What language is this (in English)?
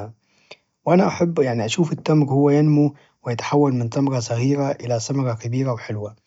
Najdi Arabic